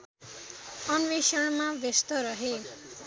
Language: Nepali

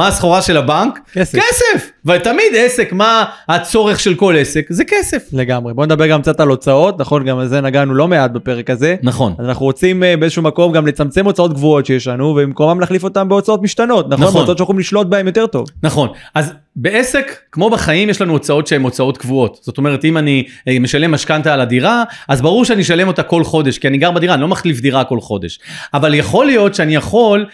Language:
Hebrew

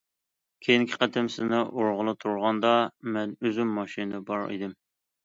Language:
Uyghur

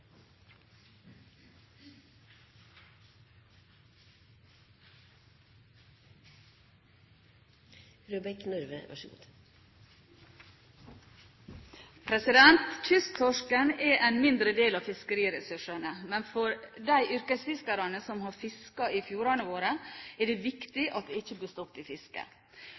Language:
Norwegian Bokmål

